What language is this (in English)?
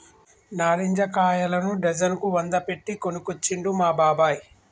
Telugu